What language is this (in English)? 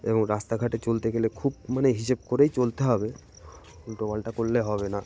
Bangla